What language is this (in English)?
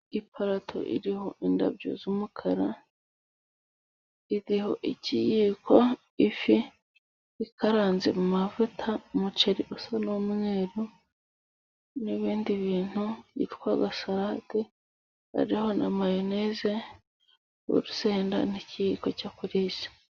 Kinyarwanda